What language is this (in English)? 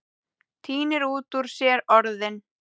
Icelandic